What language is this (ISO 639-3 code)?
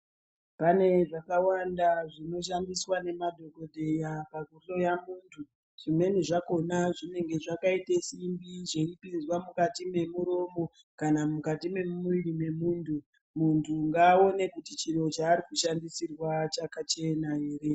ndc